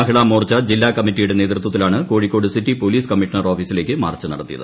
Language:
Malayalam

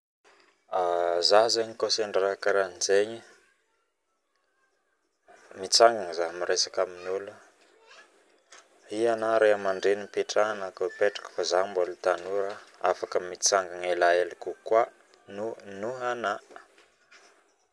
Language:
Northern Betsimisaraka Malagasy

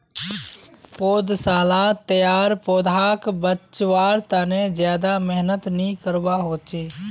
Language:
Magahi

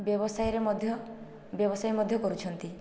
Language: Odia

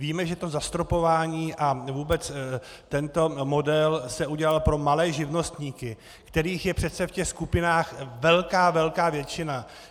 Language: Czech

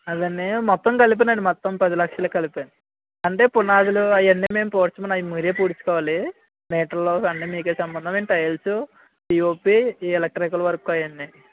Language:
Telugu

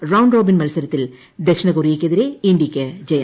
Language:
Malayalam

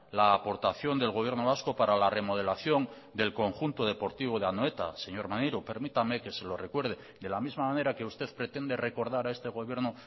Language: Spanish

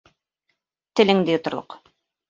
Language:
Bashkir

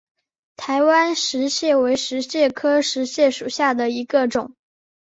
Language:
Chinese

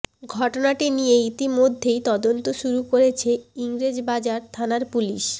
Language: Bangla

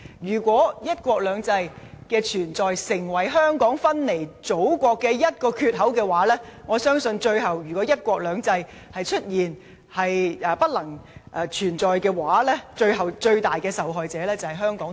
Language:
Cantonese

